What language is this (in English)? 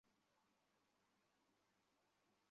Bangla